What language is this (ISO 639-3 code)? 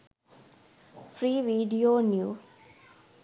sin